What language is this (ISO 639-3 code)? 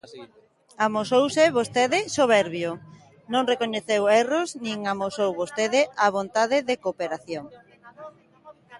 glg